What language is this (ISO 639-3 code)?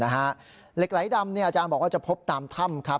tha